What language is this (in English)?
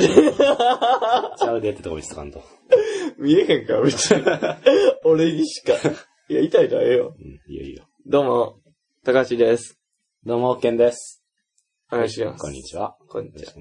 Japanese